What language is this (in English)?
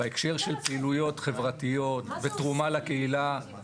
Hebrew